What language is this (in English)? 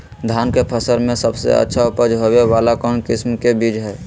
Magahi